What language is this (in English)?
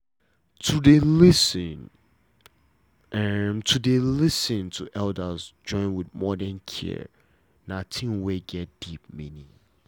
Nigerian Pidgin